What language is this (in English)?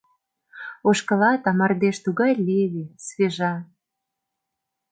Mari